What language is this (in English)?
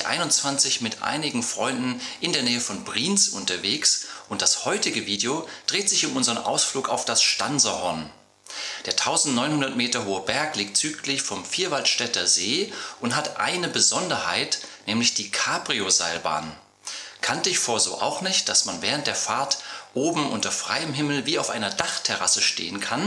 German